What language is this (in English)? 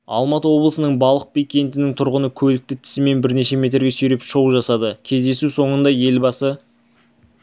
Kazakh